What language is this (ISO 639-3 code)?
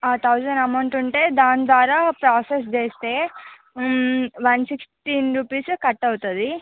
tel